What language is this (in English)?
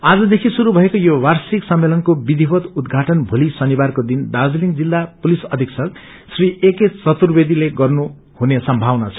Nepali